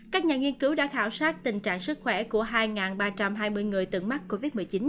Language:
Vietnamese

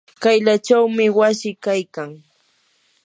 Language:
Yanahuanca Pasco Quechua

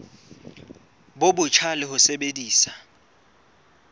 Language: Southern Sotho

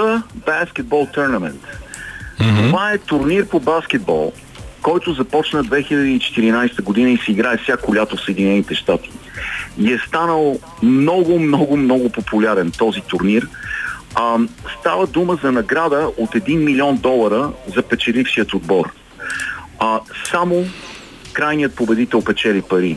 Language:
Bulgarian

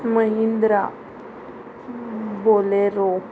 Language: Konkani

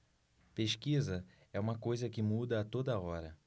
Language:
Portuguese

